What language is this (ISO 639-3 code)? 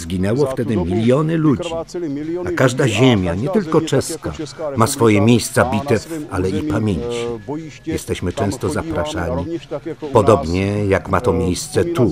pol